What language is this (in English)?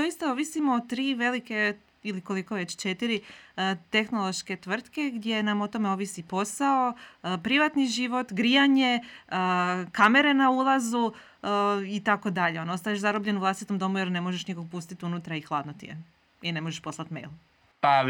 Croatian